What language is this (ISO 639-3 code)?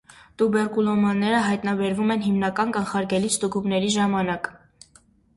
hye